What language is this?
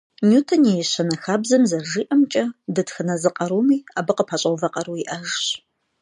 Kabardian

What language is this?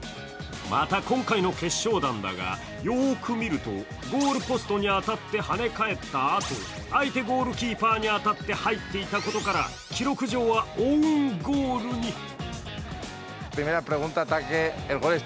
Japanese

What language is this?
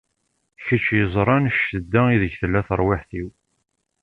Kabyle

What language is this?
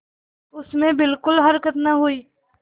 Hindi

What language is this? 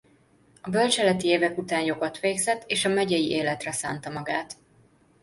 Hungarian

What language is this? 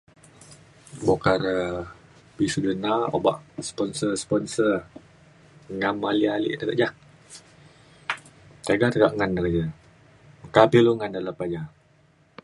Mainstream Kenyah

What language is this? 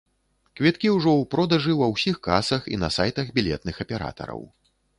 Belarusian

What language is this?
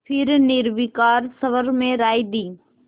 Hindi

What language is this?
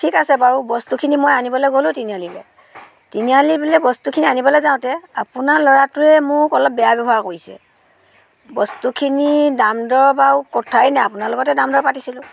Assamese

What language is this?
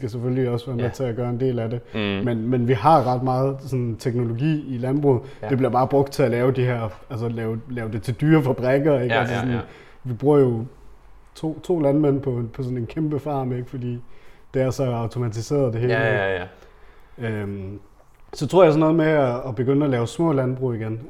Danish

